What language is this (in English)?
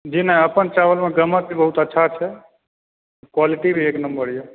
Maithili